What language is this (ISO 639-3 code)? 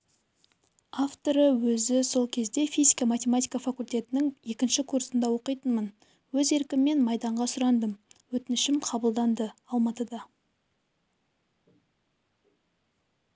kaz